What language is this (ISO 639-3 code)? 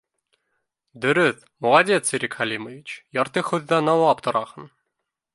bak